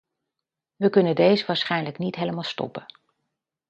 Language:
Dutch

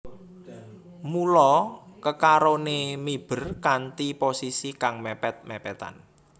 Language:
Javanese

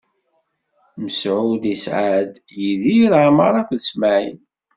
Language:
Kabyle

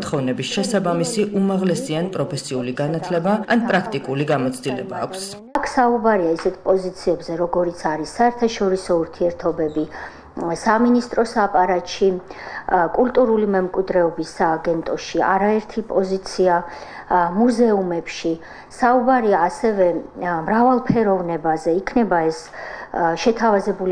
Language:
Romanian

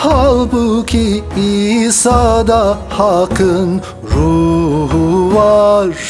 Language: Turkish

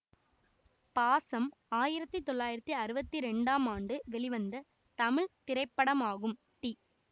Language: Tamil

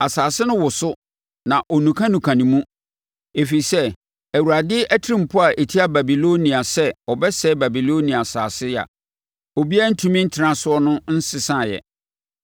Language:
Akan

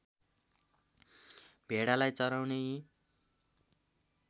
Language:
Nepali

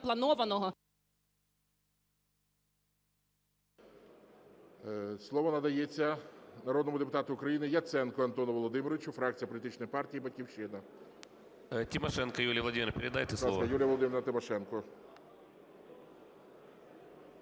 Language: Ukrainian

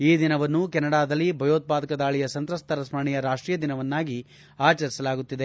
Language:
Kannada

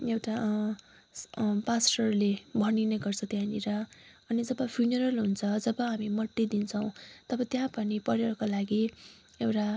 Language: Nepali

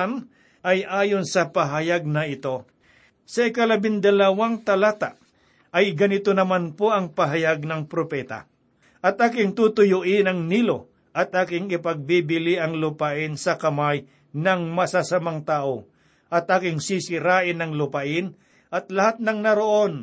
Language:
Filipino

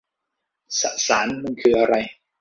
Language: Thai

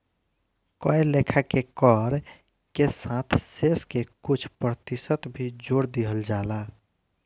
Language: Bhojpuri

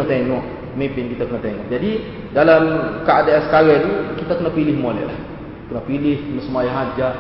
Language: Malay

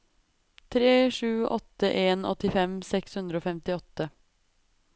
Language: Norwegian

